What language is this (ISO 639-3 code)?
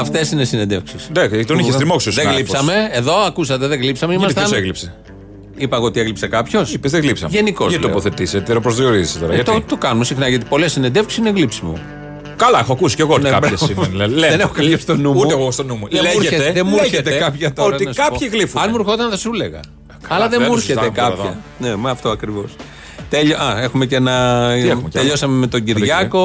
ell